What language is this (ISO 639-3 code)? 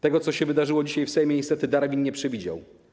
pol